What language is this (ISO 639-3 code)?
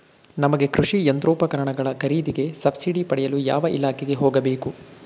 kan